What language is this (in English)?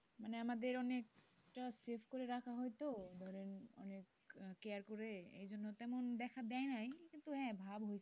Bangla